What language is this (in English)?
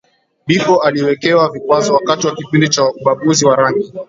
Swahili